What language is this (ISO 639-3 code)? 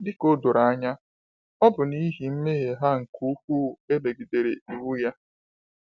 ibo